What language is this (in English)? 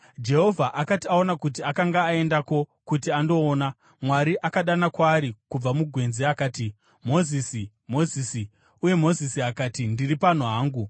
Shona